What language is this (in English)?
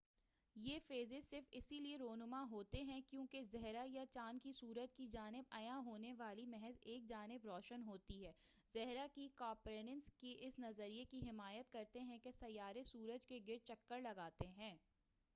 Urdu